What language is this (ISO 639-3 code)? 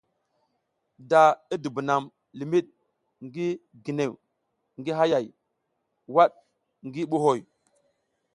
giz